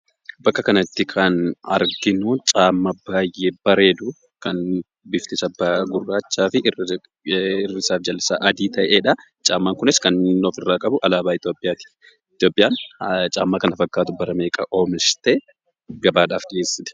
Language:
Oromo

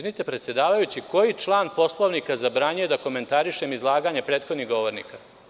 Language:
Serbian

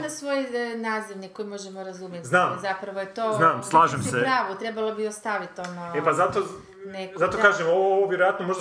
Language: Croatian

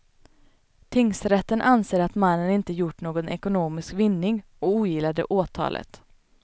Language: Swedish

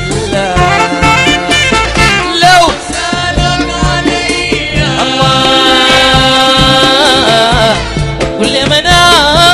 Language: Arabic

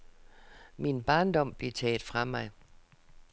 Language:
Danish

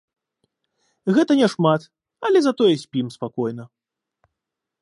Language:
Belarusian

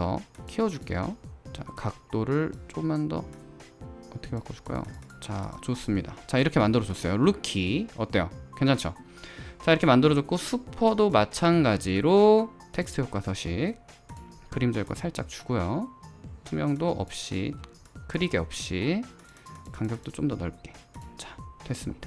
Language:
Korean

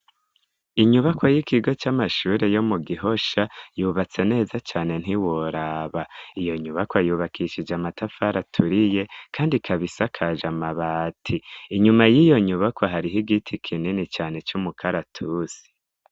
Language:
Rundi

